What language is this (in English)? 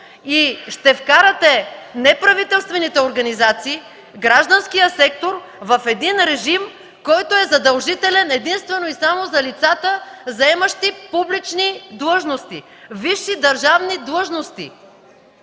Bulgarian